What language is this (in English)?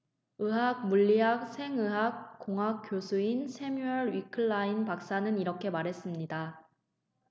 Korean